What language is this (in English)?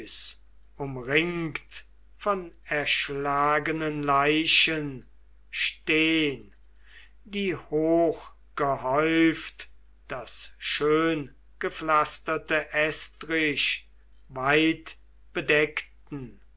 German